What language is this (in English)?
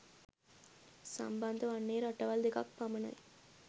Sinhala